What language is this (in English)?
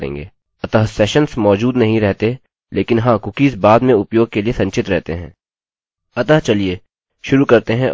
Hindi